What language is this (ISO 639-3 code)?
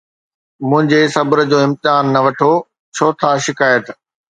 snd